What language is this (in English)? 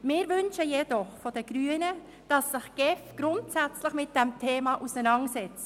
Swiss German